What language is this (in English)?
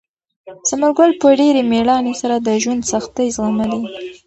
Pashto